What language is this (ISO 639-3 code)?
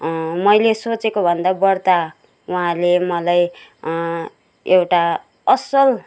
nep